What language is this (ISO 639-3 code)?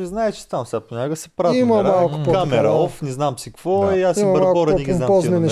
bul